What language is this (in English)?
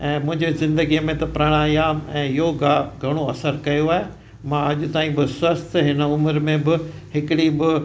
Sindhi